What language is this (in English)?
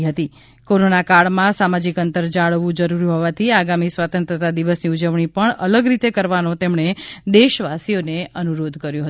Gujarati